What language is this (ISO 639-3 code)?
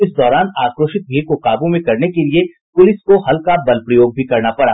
hin